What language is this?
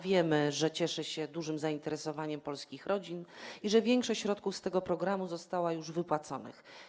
Polish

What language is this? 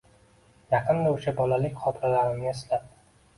Uzbek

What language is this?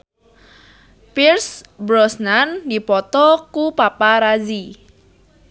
Sundanese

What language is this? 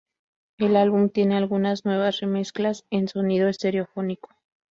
Spanish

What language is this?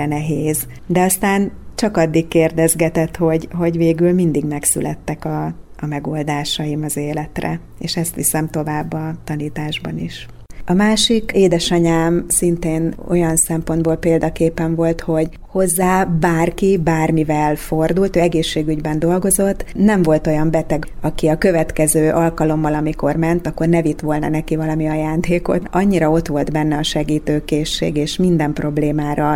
Hungarian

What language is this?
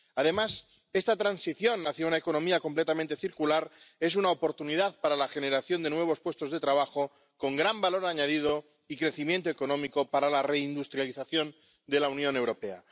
Spanish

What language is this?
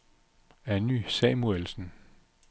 Danish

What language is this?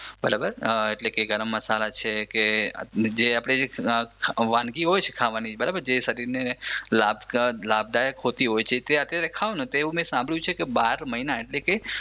Gujarati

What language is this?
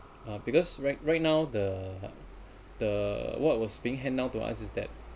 English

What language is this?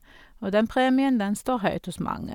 Norwegian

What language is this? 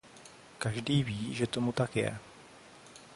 Czech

